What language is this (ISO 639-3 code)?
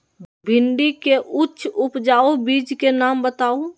mag